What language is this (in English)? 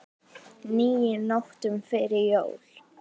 Icelandic